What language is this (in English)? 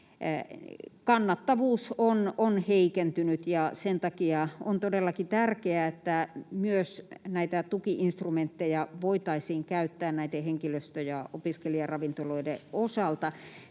Finnish